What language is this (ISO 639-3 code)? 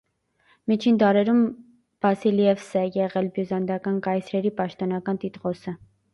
hye